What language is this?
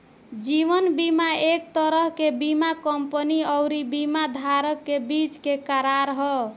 Bhojpuri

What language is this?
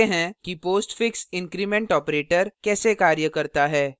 Hindi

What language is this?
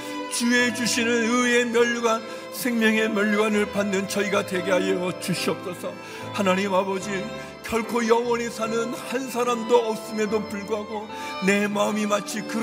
Korean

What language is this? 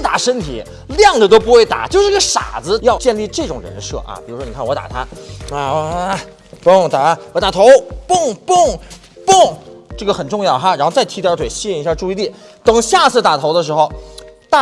Chinese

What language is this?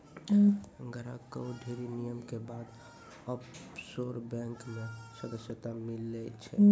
Maithili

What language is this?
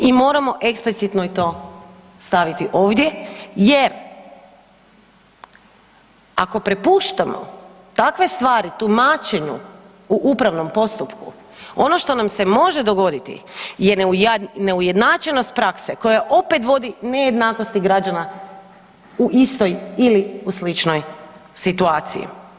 Croatian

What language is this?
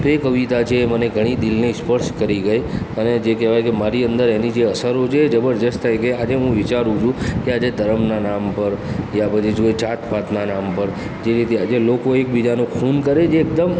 Gujarati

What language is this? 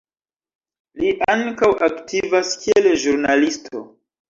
Esperanto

